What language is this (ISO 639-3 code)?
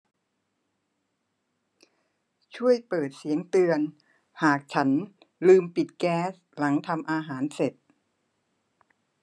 tha